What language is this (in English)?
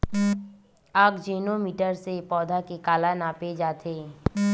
Chhattisgarhi